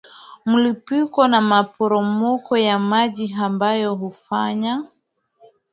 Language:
Swahili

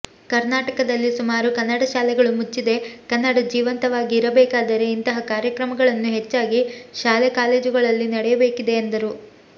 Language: Kannada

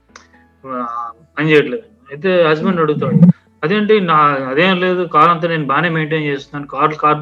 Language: Telugu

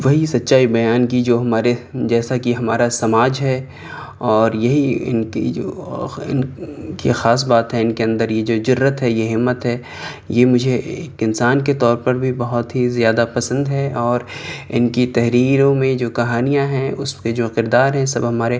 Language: Urdu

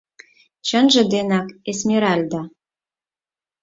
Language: Mari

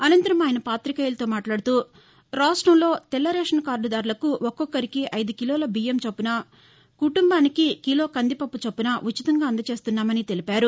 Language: Telugu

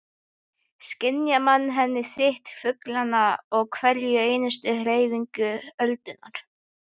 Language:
Icelandic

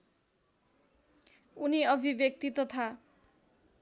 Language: Nepali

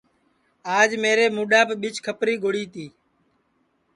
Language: Sansi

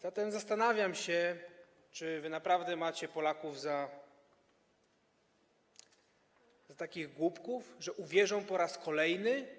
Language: Polish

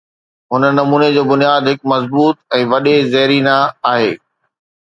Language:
Sindhi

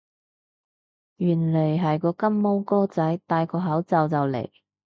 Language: Cantonese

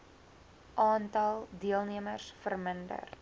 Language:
Afrikaans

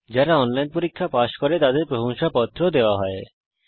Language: Bangla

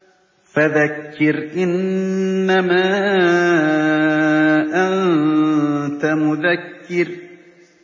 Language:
Arabic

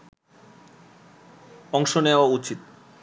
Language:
Bangla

